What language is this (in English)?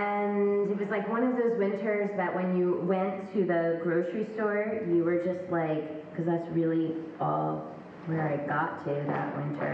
English